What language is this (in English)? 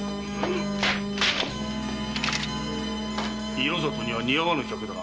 Japanese